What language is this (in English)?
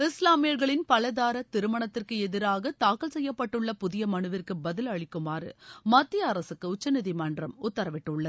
Tamil